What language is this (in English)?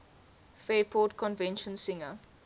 English